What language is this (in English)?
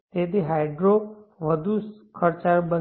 Gujarati